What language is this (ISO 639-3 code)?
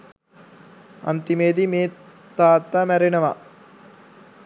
sin